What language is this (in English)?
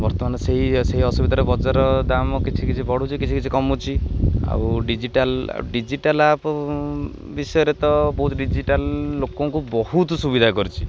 Odia